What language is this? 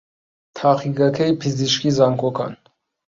Central Kurdish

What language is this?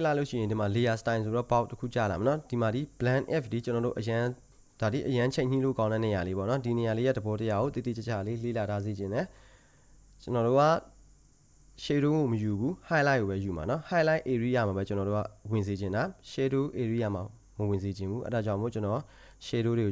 Korean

